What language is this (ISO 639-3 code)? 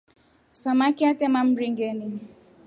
rof